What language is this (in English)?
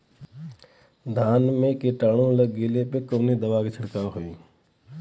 Bhojpuri